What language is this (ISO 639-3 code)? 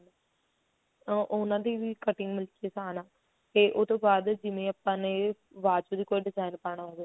pan